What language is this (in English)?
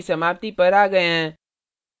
Hindi